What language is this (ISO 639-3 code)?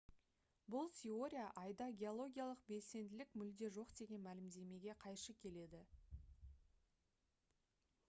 kaz